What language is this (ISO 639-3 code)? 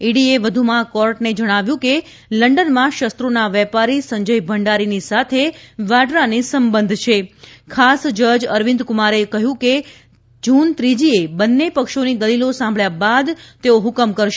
guj